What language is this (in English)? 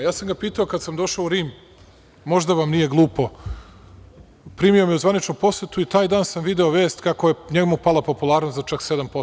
Serbian